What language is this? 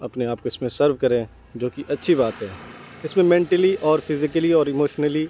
Urdu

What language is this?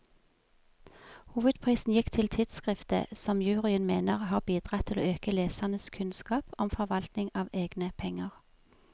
Norwegian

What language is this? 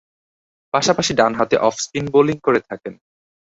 Bangla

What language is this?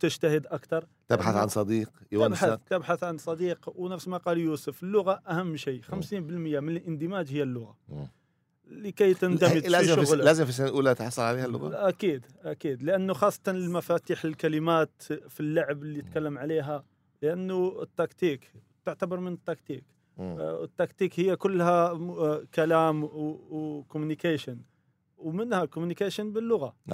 Arabic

